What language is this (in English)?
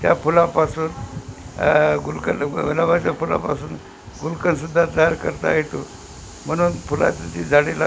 Marathi